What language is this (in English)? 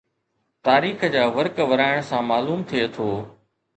Sindhi